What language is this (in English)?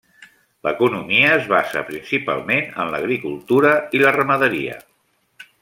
Catalan